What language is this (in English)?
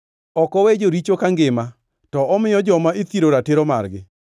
Luo (Kenya and Tanzania)